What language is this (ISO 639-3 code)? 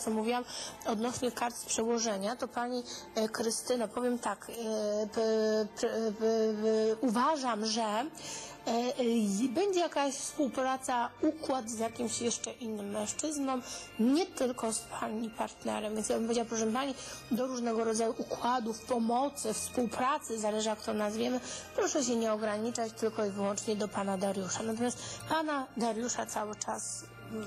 pol